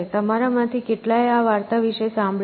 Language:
Gujarati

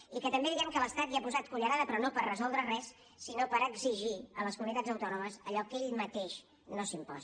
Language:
Catalan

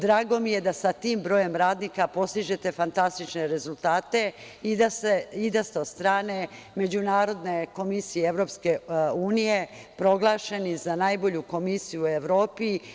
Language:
Serbian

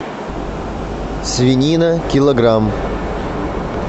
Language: Russian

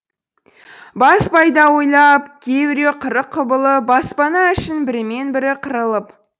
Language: Kazakh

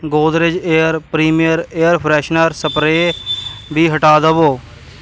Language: Punjabi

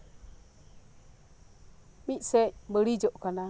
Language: Santali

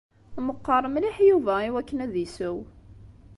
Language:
Kabyle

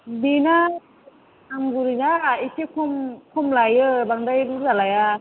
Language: Bodo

